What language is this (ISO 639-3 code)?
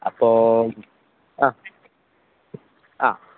mal